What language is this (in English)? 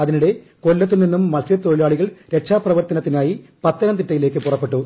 Malayalam